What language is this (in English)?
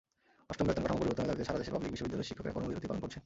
Bangla